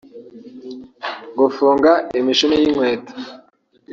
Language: Kinyarwanda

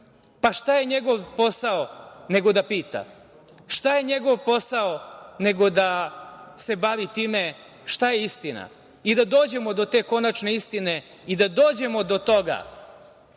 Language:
Serbian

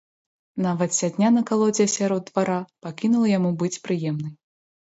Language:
Belarusian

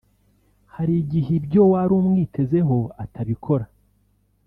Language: Kinyarwanda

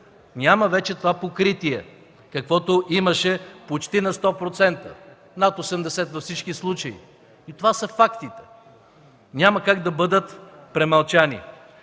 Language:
Bulgarian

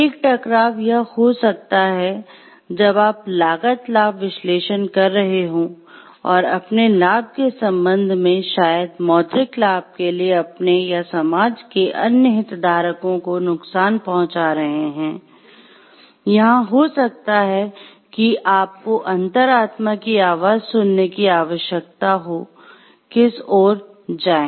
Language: Hindi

